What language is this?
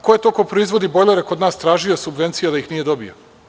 Serbian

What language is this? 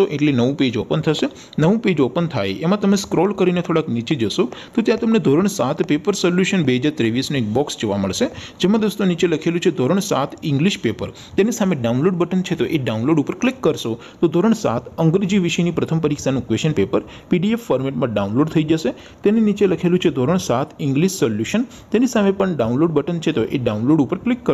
Hindi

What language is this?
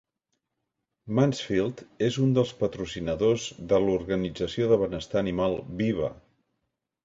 Catalan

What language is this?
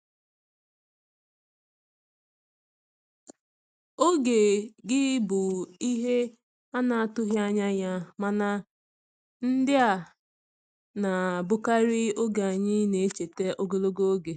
Igbo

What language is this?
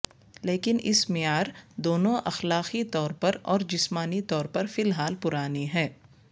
Urdu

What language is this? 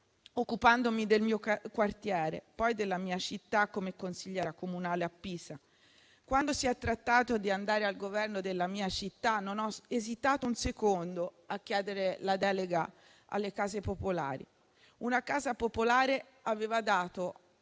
Italian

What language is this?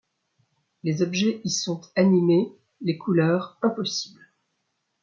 French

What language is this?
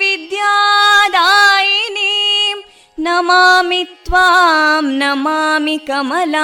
Kannada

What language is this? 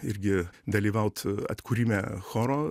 Lithuanian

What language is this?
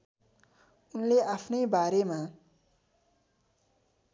Nepali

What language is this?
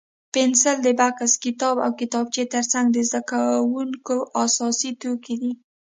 Pashto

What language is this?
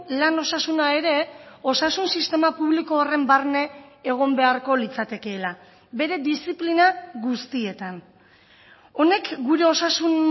Basque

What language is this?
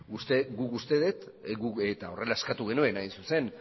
Basque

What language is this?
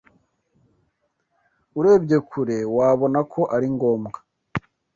Kinyarwanda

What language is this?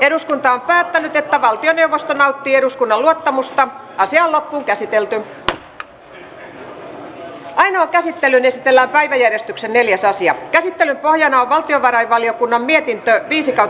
Finnish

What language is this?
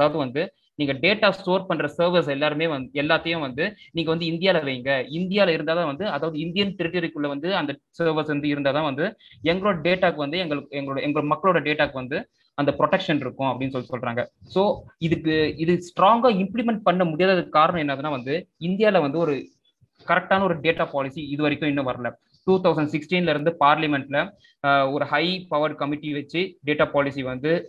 Tamil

